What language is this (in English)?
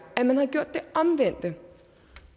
Danish